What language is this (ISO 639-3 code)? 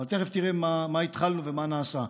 heb